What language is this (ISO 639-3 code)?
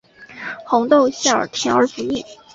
zho